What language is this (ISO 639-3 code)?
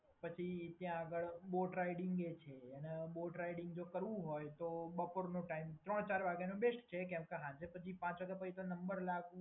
guj